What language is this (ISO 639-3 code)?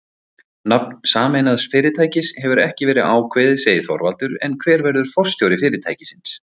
isl